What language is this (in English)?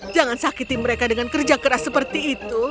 Indonesian